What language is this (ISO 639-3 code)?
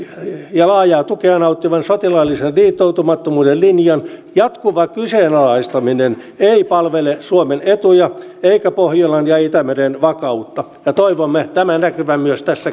fin